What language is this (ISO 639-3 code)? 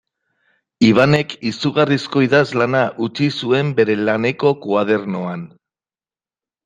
eus